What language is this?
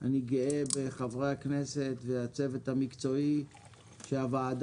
Hebrew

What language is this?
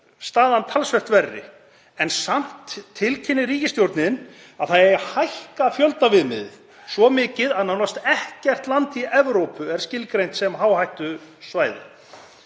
Icelandic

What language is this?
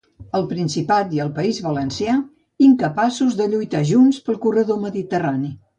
Catalan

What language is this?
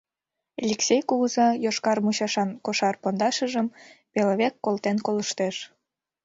Mari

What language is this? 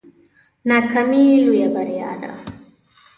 Pashto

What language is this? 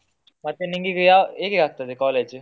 Kannada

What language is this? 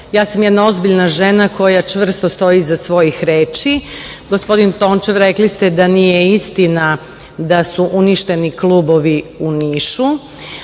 Serbian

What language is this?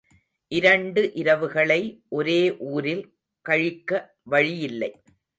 Tamil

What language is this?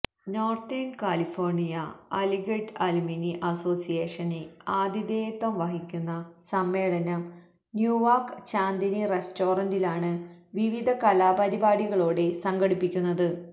Malayalam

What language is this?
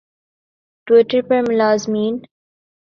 Urdu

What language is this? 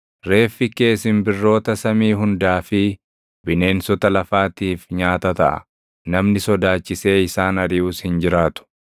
Oromo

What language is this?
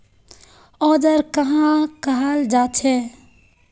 Magahi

